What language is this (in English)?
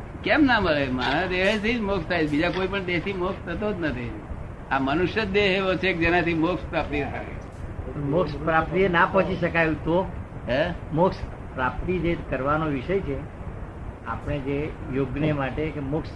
Gujarati